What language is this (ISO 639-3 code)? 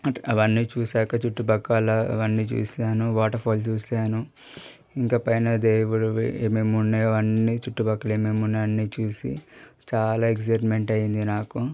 tel